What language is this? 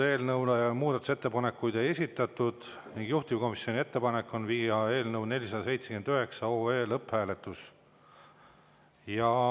Estonian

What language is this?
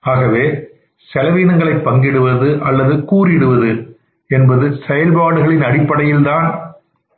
Tamil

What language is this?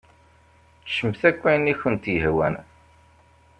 Kabyle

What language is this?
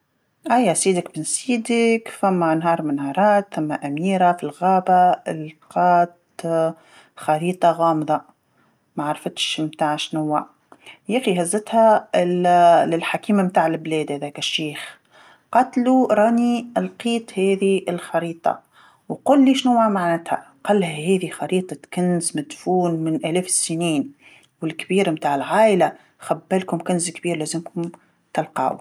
Tunisian Arabic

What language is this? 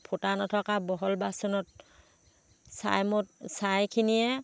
Assamese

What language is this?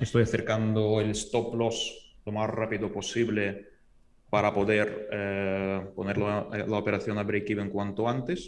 Spanish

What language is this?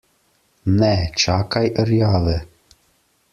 Slovenian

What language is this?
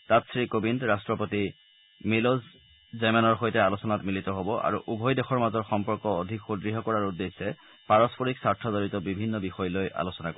Assamese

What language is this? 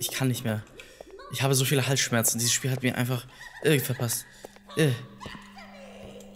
German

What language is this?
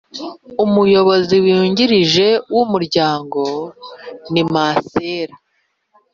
Kinyarwanda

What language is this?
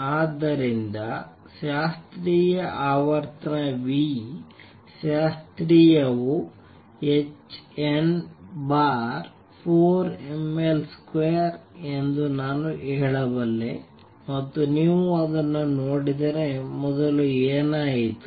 Kannada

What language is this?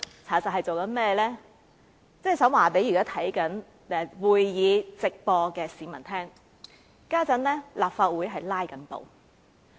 Cantonese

